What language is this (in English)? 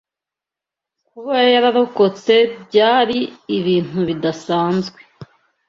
Kinyarwanda